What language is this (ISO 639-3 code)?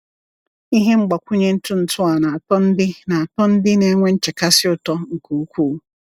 ibo